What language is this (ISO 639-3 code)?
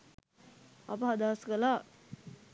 sin